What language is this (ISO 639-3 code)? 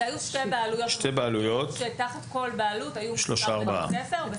heb